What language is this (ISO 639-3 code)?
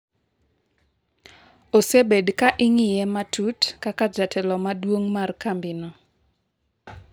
luo